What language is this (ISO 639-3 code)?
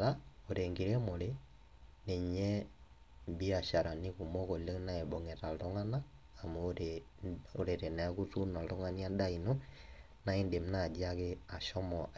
mas